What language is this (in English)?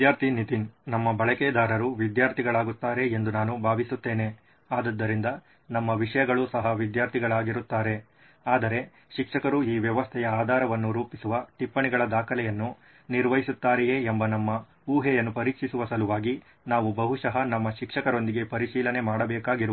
Kannada